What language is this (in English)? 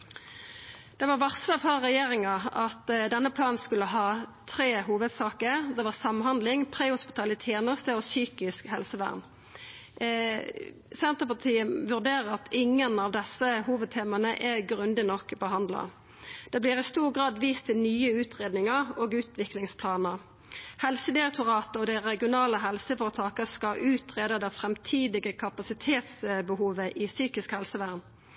Norwegian Nynorsk